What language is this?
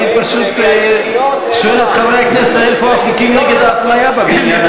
Hebrew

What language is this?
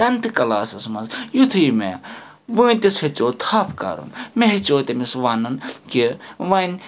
Kashmiri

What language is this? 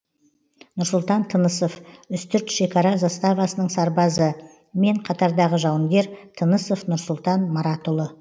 Kazakh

